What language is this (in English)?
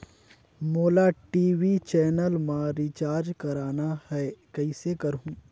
Chhattisgarhi